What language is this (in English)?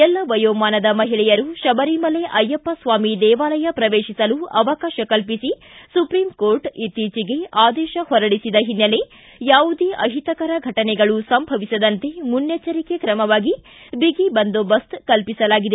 Kannada